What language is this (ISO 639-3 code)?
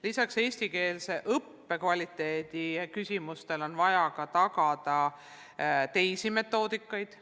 est